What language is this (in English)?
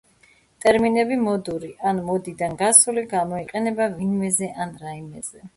Georgian